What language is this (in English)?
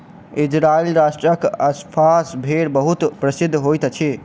Maithili